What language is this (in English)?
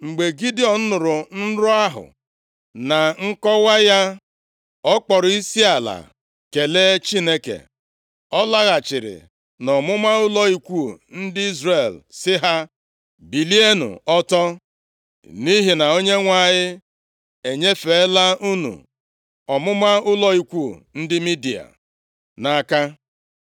Igbo